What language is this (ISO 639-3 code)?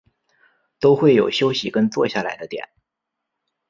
zho